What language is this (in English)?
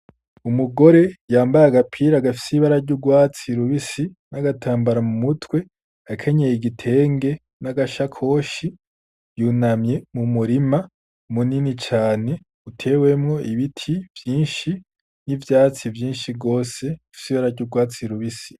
Rundi